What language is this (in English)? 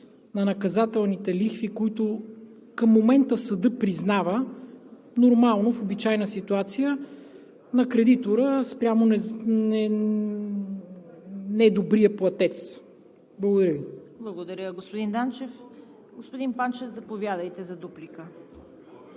Bulgarian